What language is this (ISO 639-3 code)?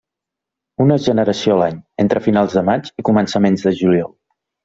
cat